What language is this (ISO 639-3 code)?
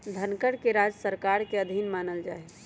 mag